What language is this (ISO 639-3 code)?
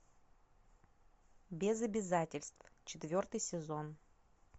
rus